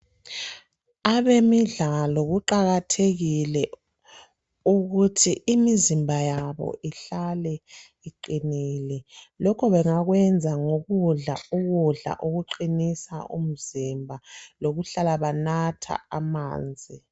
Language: North Ndebele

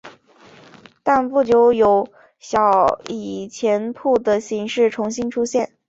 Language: Chinese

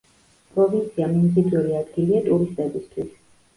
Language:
Georgian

